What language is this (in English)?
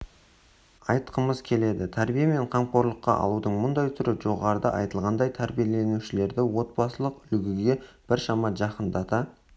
Kazakh